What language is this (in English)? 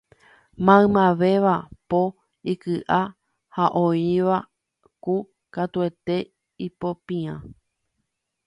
Guarani